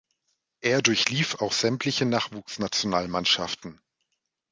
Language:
German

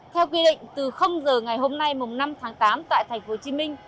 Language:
Vietnamese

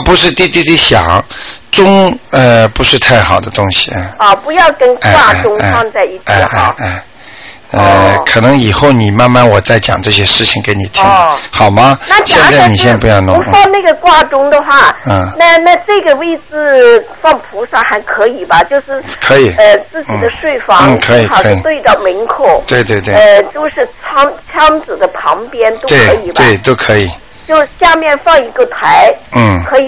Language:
Chinese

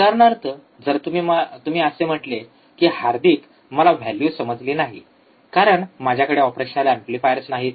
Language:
Marathi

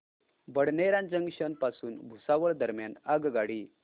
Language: Marathi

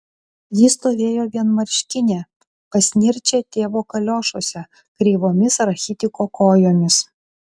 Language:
Lithuanian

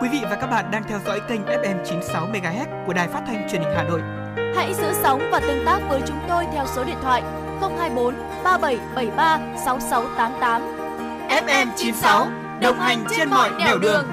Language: Vietnamese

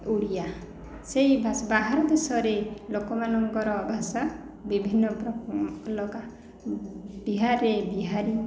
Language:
Odia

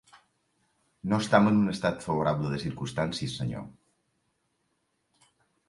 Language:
Catalan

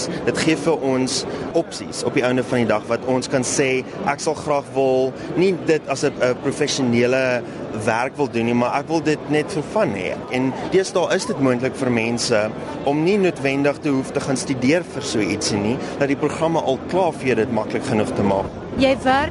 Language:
Urdu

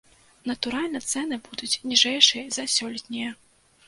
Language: Belarusian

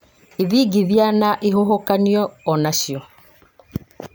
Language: Kikuyu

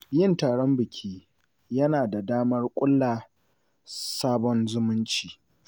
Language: Hausa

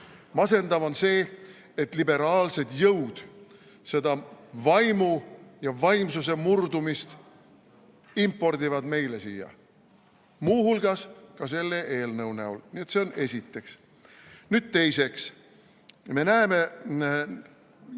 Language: Estonian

